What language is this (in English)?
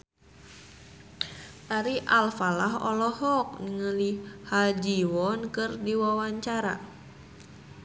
Sundanese